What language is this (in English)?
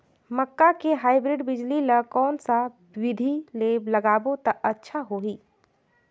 Chhattisgarhi